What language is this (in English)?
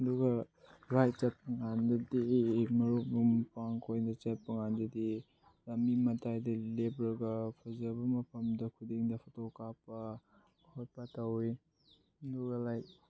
Manipuri